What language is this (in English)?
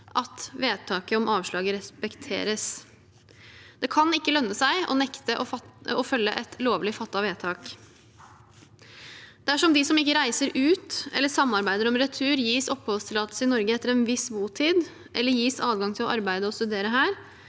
Norwegian